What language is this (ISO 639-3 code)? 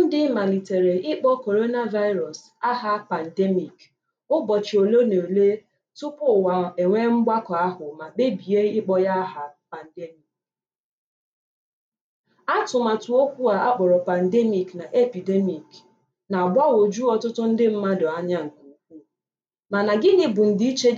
ibo